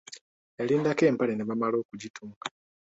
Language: Ganda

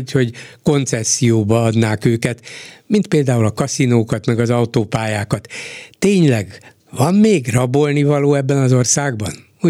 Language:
Hungarian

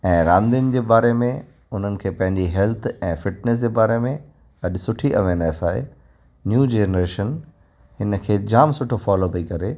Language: Sindhi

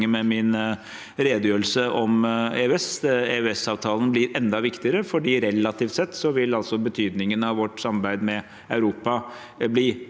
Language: Norwegian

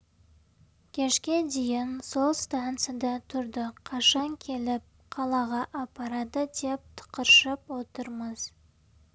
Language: Kazakh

